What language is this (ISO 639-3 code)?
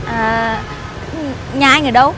vie